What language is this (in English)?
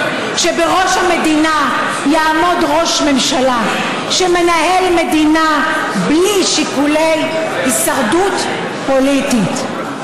Hebrew